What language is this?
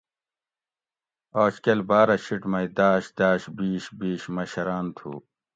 Gawri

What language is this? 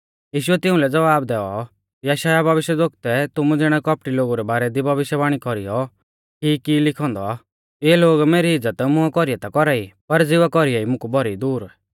Mahasu Pahari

